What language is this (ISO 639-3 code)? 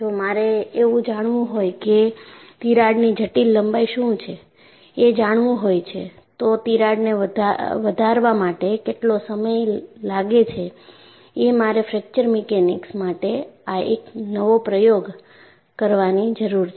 guj